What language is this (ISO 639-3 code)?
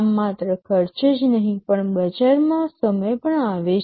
guj